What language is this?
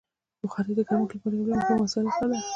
Pashto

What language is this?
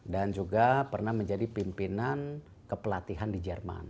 Indonesian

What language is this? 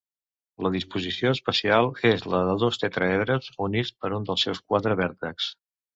Catalan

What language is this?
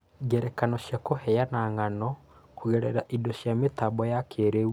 Kikuyu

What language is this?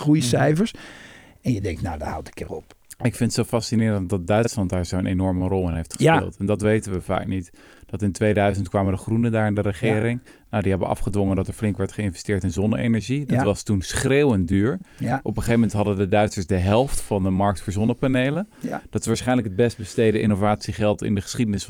Dutch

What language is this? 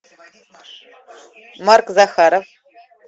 Russian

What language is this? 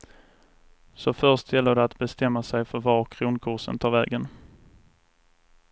Swedish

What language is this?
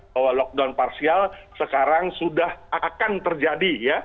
Indonesian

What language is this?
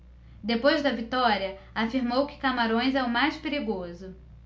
Portuguese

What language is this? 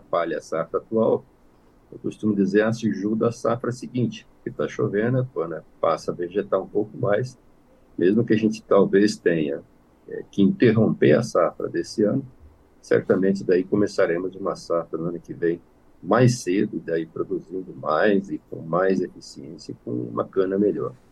Portuguese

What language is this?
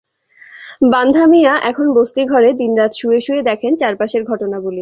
Bangla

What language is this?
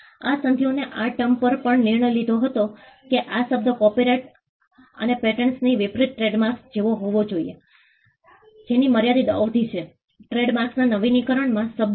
Gujarati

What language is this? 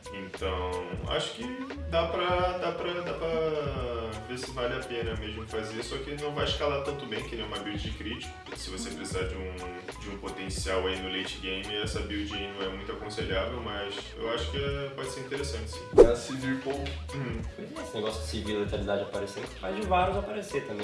Portuguese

